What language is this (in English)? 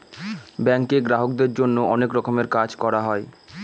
Bangla